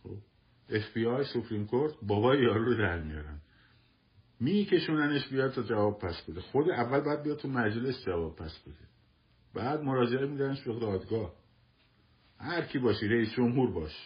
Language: Persian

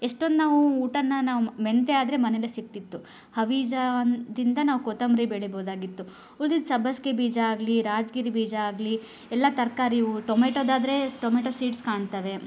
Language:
Kannada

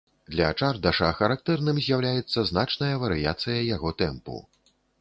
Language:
Belarusian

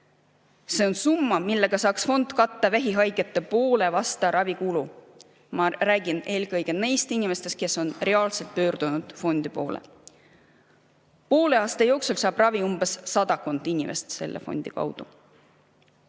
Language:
Estonian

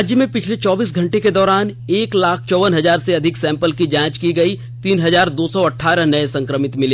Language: Hindi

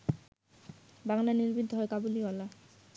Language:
Bangla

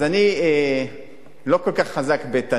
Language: Hebrew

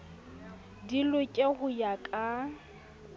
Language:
Southern Sotho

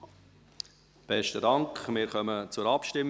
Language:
Swiss German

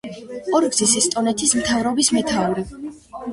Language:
Georgian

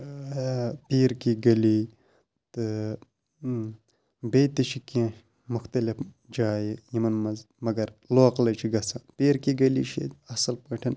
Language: Kashmiri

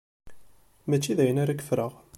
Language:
Kabyle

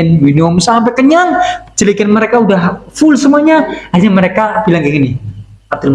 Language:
Indonesian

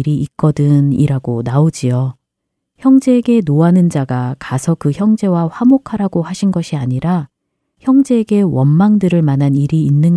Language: Korean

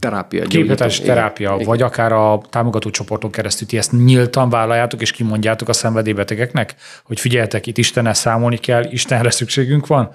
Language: Hungarian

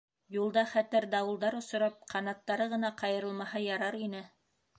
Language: Bashkir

